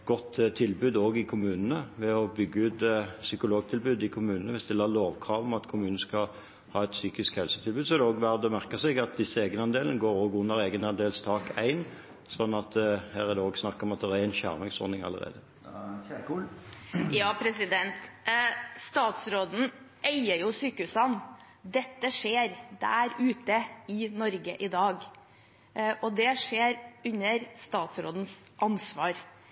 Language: Norwegian Bokmål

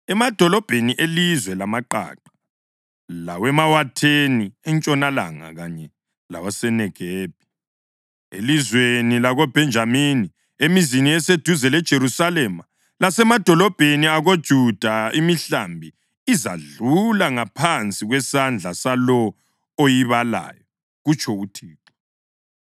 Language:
North Ndebele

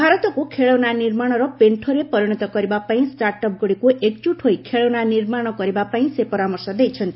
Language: Odia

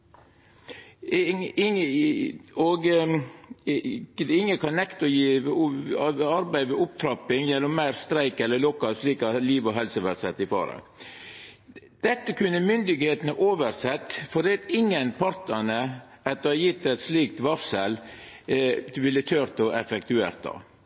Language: Norwegian Nynorsk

